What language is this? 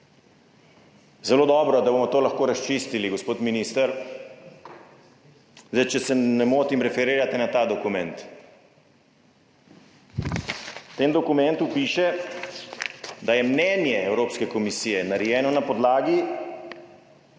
Slovenian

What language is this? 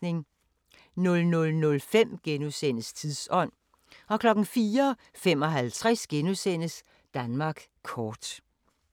Danish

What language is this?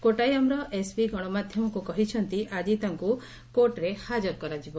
Odia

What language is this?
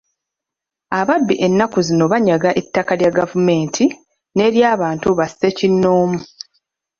Ganda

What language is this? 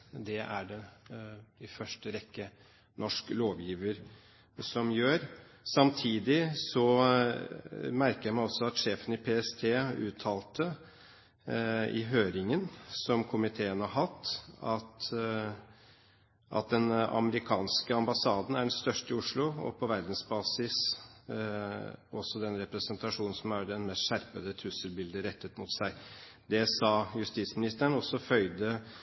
Norwegian Bokmål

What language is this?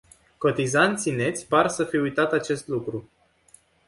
Romanian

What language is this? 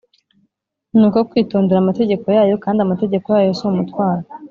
Kinyarwanda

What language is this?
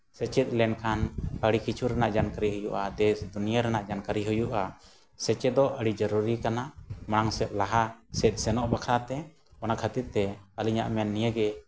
Santali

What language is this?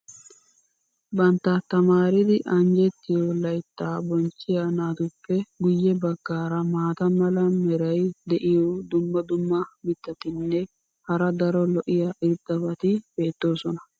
Wolaytta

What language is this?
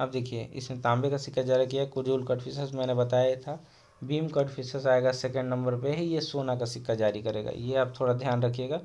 Hindi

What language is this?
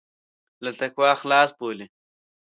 Pashto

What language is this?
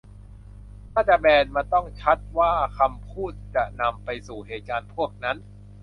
Thai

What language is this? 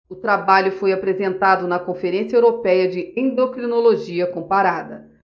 Portuguese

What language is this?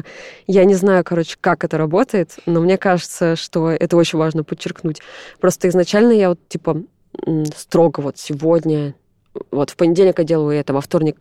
Russian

